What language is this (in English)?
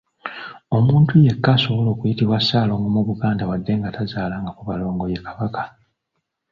Ganda